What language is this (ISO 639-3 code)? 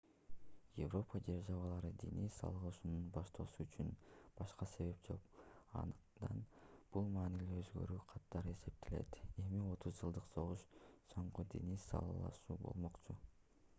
kir